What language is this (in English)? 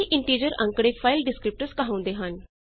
Punjabi